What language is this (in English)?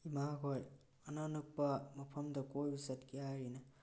Manipuri